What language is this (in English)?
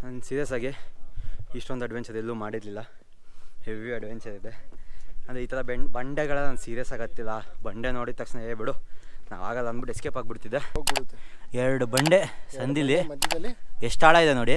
Kannada